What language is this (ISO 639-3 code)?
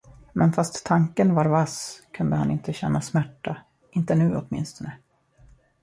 swe